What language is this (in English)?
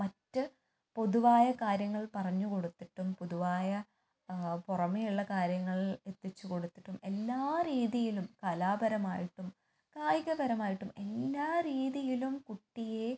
Malayalam